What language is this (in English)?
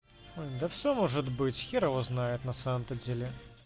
Russian